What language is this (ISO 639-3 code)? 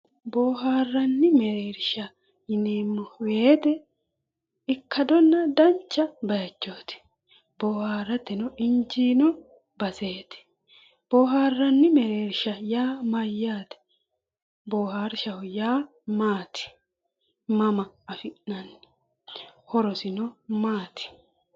sid